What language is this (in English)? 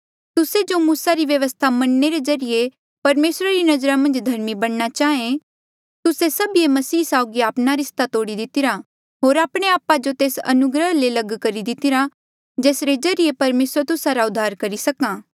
Mandeali